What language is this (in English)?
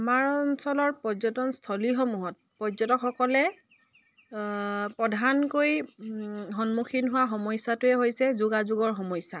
Assamese